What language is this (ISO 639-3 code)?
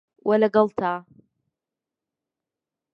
ckb